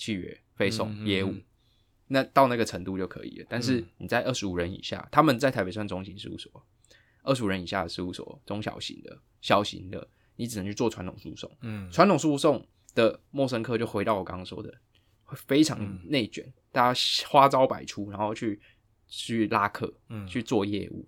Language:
Chinese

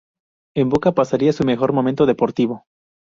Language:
Spanish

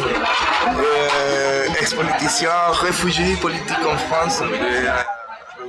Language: French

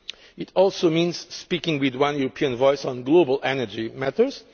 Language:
English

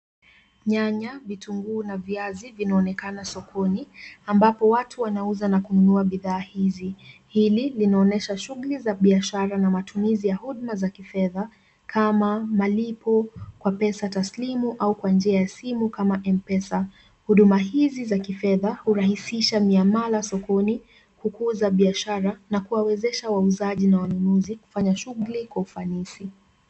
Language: Swahili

